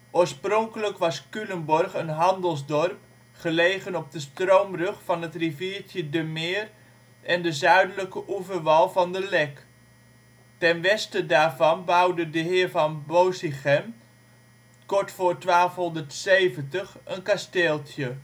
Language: Dutch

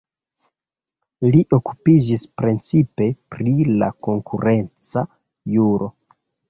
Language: Esperanto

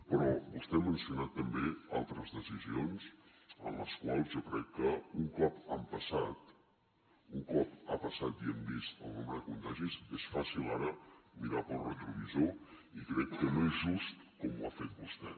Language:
Catalan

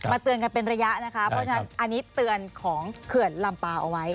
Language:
Thai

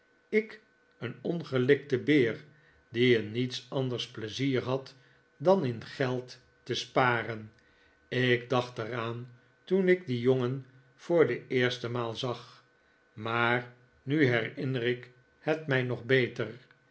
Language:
Dutch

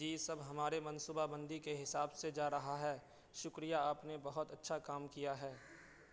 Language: Urdu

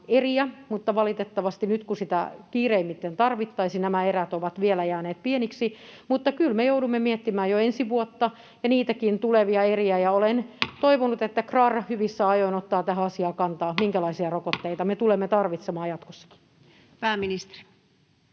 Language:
Finnish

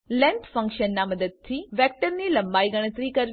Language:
Gujarati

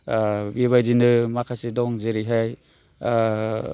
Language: Bodo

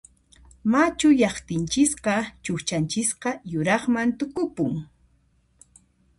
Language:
Puno Quechua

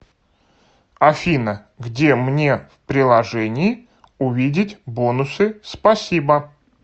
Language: Russian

